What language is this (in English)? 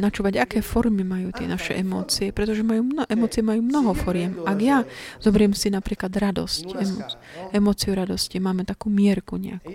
Slovak